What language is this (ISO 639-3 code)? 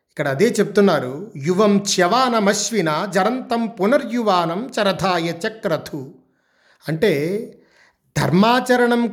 tel